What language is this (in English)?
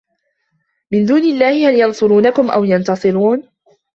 Arabic